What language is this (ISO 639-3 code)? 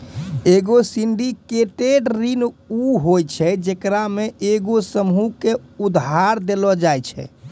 mai